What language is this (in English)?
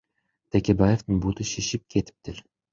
Kyrgyz